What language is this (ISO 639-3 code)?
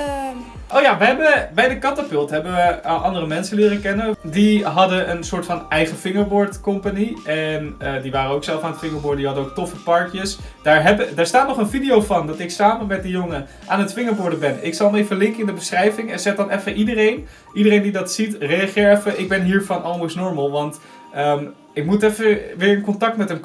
nld